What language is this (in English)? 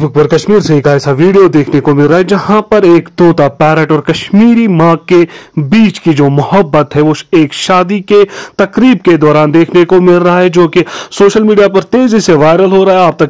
Arabic